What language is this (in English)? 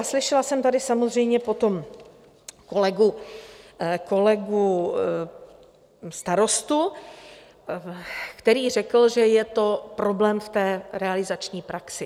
Czech